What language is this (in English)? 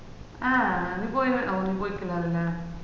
Malayalam